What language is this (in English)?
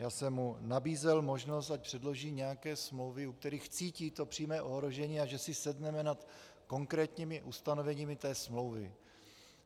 Czech